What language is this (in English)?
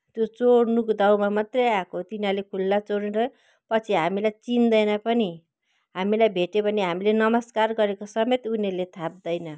Nepali